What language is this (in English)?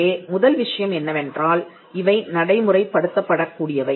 Tamil